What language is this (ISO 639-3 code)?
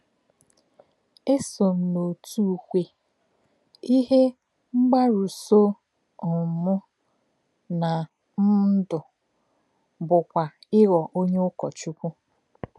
ibo